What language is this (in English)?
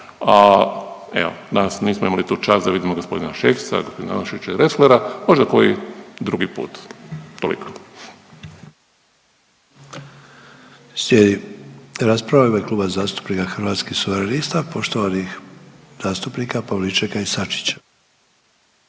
Croatian